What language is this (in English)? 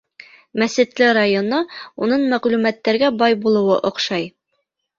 Bashkir